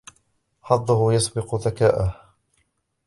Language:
Arabic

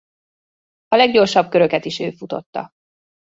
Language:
Hungarian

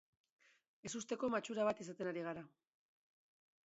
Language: Basque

